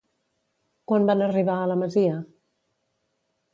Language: Catalan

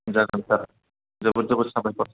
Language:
Bodo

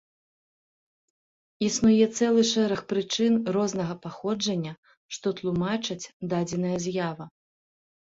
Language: Belarusian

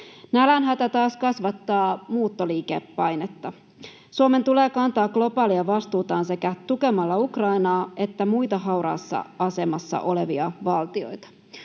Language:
Finnish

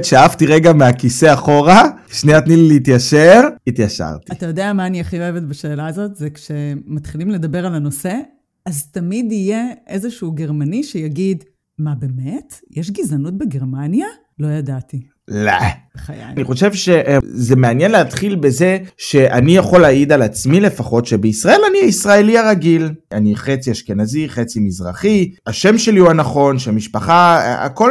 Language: Hebrew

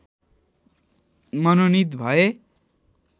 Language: Nepali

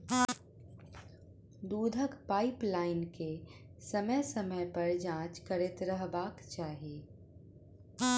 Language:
Maithili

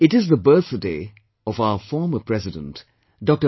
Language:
English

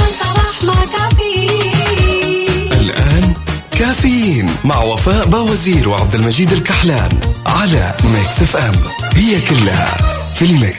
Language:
Arabic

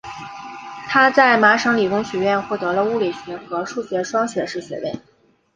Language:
Chinese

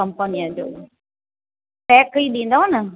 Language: Sindhi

